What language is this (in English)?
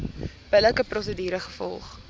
Afrikaans